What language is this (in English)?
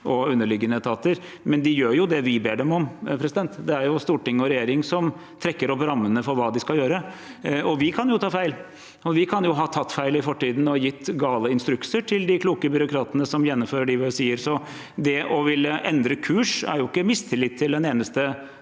Norwegian